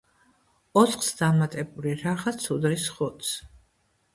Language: Georgian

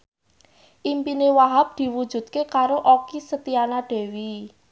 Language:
Javanese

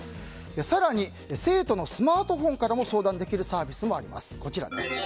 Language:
Japanese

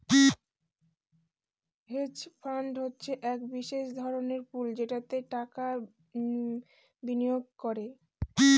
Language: Bangla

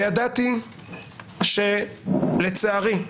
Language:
Hebrew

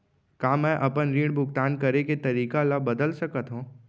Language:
Chhattisgarhi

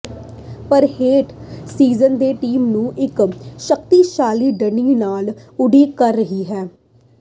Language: Punjabi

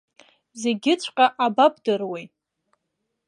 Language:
Abkhazian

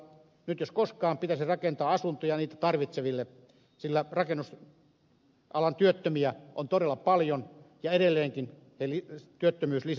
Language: Finnish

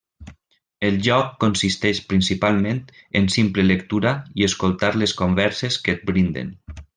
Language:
Catalan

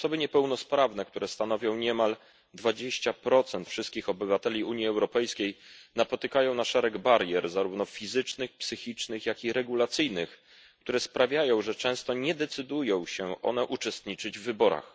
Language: Polish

